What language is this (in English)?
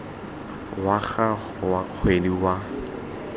Tswana